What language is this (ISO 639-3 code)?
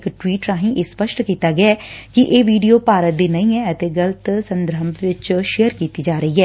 pan